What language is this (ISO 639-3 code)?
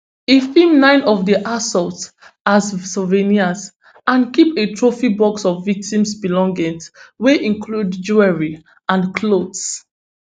pcm